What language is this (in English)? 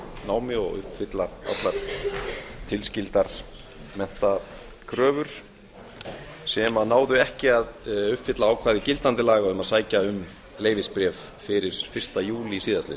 Icelandic